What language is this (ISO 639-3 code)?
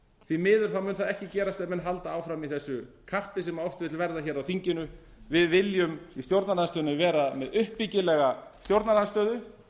isl